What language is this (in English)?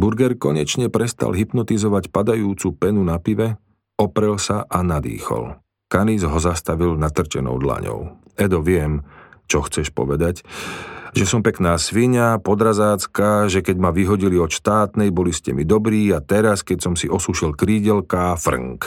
Slovak